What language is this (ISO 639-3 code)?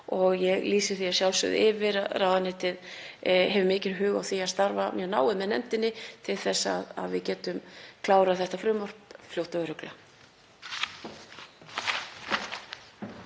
isl